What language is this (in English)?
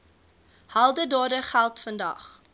Afrikaans